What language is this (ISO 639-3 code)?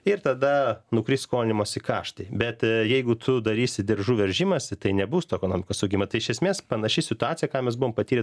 lit